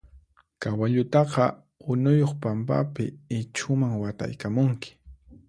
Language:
Puno Quechua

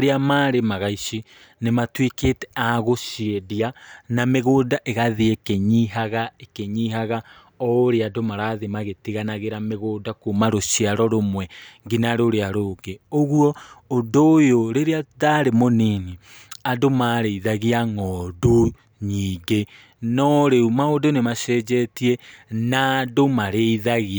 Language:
Kikuyu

